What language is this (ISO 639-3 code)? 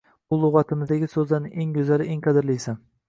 uzb